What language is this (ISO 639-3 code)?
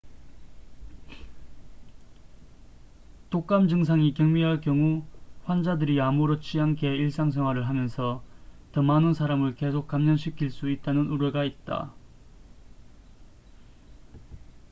kor